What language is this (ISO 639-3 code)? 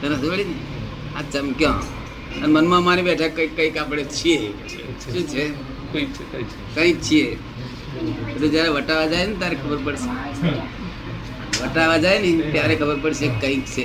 guj